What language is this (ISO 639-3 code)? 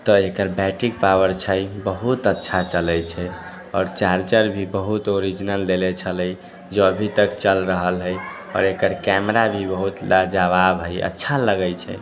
mai